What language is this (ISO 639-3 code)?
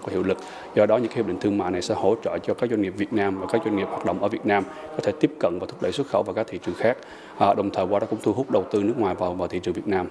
vie